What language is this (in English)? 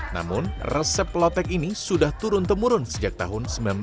Indonesian